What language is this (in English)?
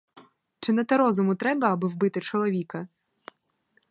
Ukrainian